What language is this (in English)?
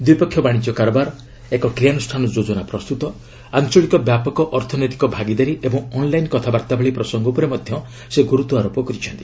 Odia